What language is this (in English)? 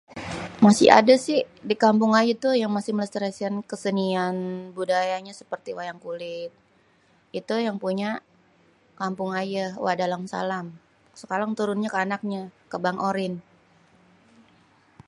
Betawi